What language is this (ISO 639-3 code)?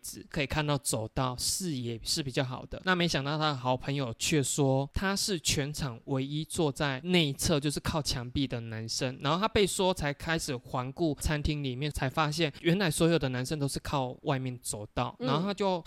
zho